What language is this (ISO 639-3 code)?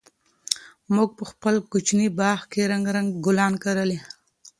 pus